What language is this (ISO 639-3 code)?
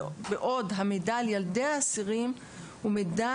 heb